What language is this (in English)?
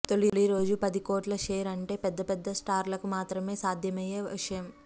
Telugu